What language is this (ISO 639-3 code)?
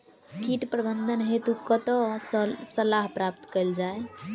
mai